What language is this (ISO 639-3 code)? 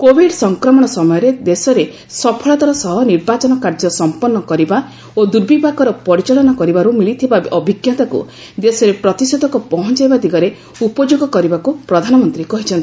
ori